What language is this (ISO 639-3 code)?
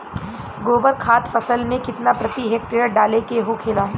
bho